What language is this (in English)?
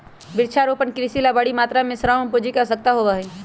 Magahi